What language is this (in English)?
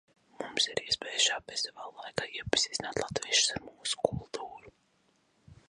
Latvian